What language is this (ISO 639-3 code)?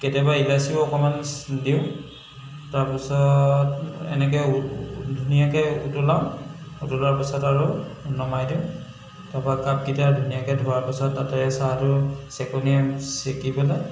asm